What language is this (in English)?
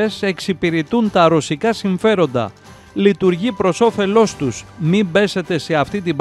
Greek